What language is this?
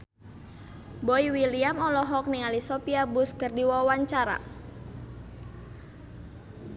Sundanese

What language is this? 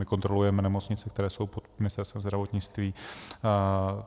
Czech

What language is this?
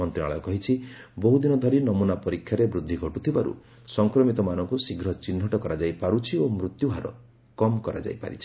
Odia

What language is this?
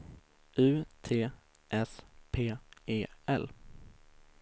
Swedish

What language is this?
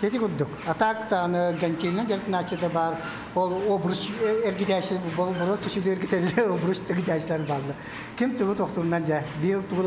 Turkish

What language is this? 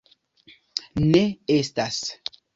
Esperanto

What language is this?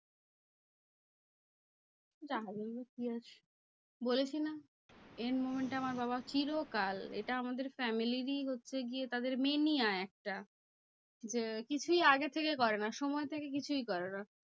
Bangla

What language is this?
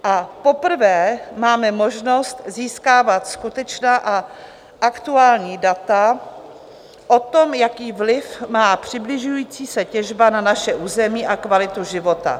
Czech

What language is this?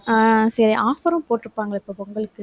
Tamil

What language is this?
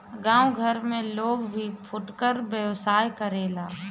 Bhojpuri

